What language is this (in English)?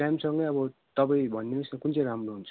Nepali